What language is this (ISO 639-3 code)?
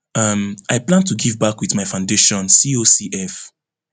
pcm